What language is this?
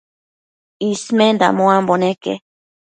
Matsés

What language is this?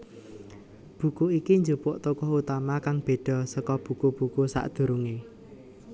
Javanese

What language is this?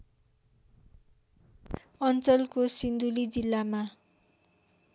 Nepali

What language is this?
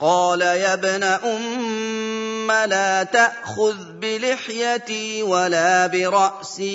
Arabic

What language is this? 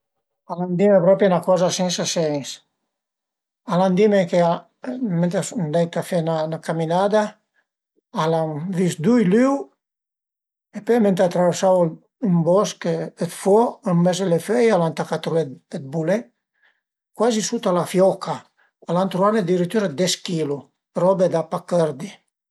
Piedmontese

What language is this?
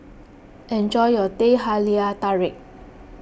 English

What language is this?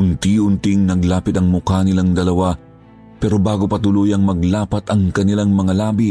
Filipino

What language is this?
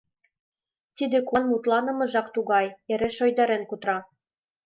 Mari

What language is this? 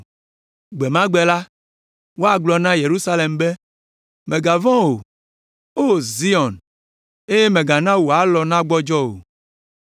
Ewe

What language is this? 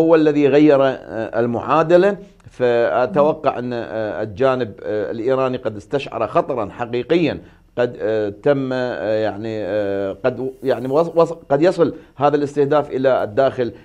Arabic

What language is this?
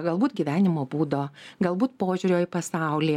Lithuanian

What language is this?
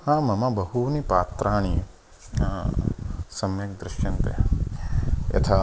Sanskrit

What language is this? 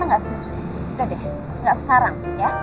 Indonesian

